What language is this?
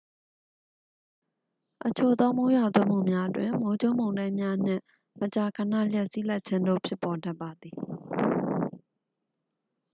Burmese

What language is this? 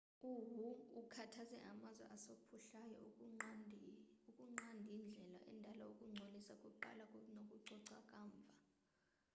Xhosa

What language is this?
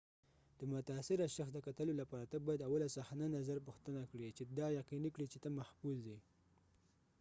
Pashto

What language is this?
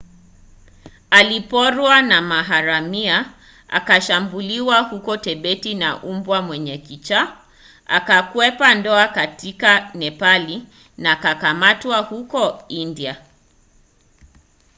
Swahili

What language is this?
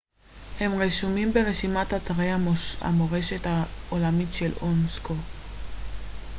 Hebrew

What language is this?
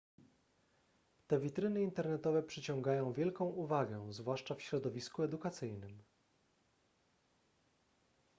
Polish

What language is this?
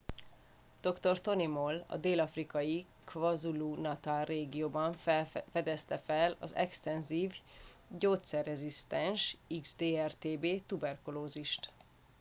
Hungarian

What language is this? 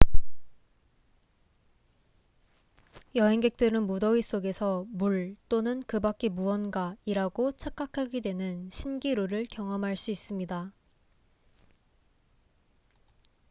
Korean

